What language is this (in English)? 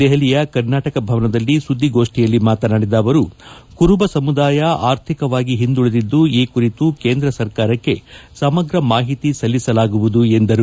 Kannada